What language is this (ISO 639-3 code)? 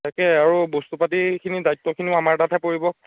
asm